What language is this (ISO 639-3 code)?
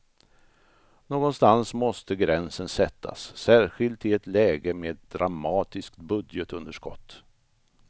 swe